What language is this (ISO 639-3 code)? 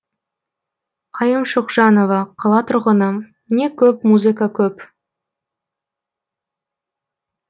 kaz